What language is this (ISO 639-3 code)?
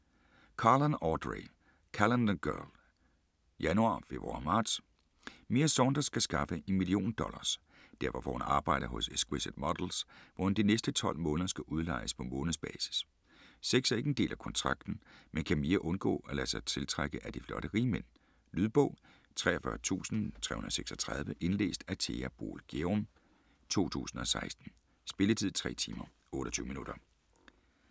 dan